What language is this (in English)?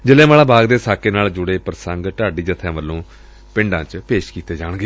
Punjabi